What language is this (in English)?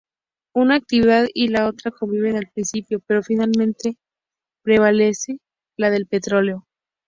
Spanish